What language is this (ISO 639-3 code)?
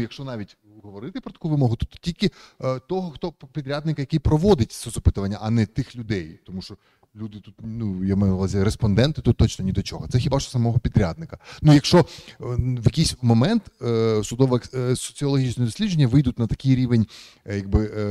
ukr